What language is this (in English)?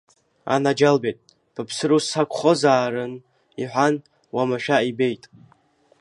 Abkhazian